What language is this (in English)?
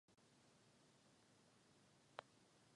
Czech